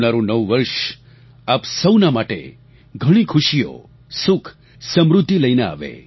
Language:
Gujarati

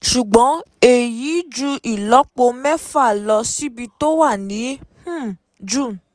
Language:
Yoruba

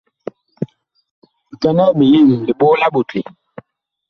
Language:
Bakoko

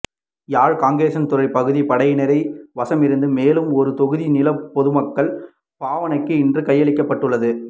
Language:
Tamil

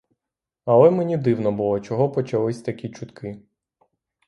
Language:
Ukrainian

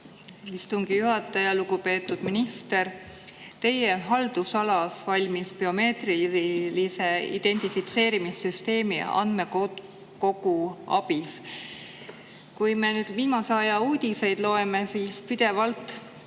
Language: Estonian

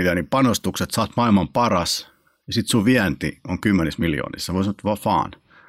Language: Finnish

